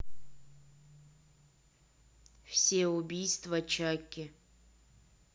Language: Russian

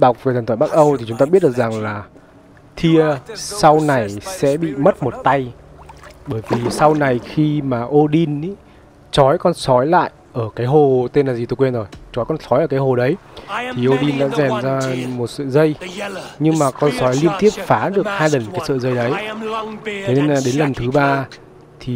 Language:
Vietnamese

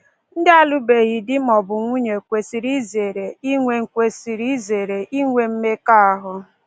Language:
Igbo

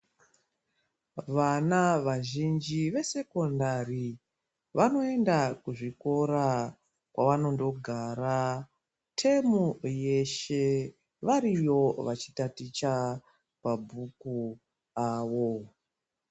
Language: Ndau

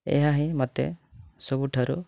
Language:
Odia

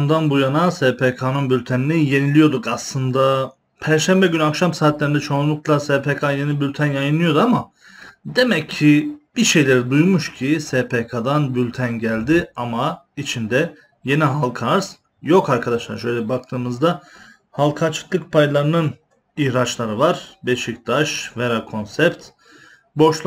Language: Turkish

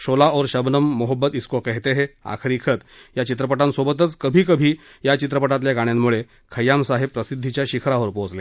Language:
Marathi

